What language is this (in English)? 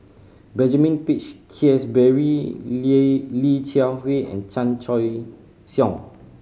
English